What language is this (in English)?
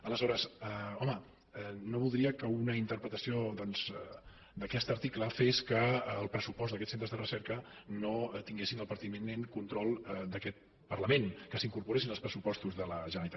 Catalan